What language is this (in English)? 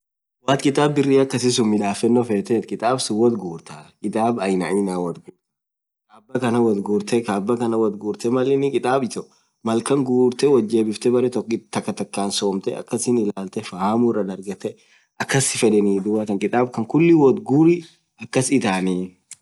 Orma